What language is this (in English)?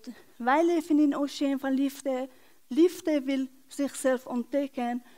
Dutch